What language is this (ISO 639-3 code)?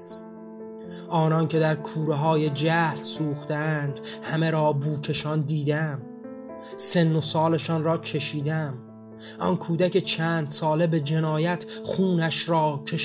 fas